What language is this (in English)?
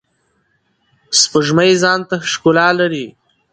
Pashto